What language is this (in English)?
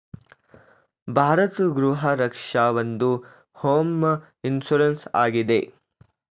Kannada